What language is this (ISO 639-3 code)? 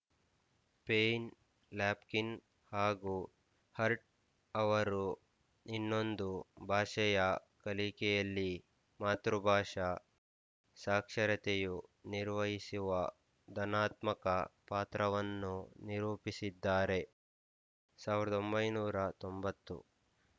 kan